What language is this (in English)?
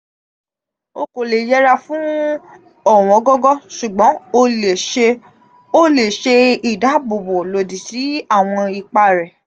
Yoruba